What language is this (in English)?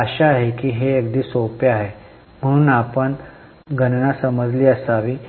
Marathi